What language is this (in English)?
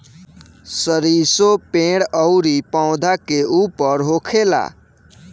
Bhojpuri